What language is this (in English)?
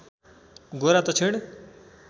Nepali